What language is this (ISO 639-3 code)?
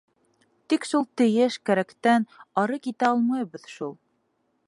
bak